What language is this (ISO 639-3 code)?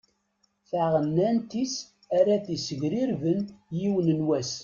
kab